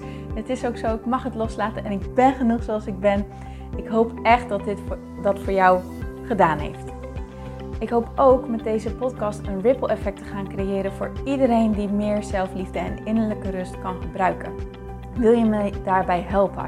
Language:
Dutch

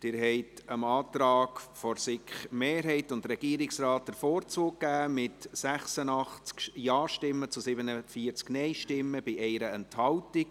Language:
Swiss German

